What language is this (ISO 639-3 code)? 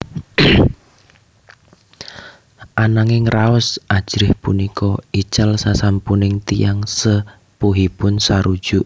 jav